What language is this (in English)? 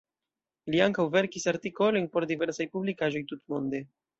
Esperanto